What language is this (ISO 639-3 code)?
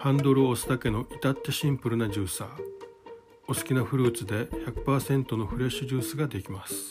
jpn